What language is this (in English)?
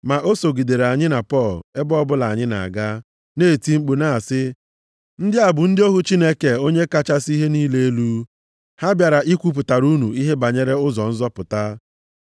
Igbo